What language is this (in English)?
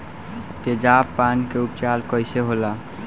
Bhojpuri